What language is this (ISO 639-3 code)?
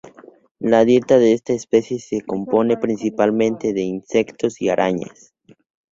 spa